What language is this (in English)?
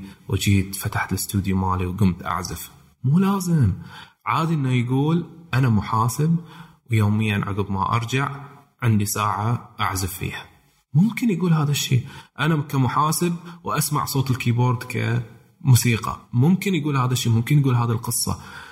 Arabic